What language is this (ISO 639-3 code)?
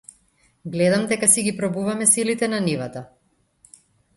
mkd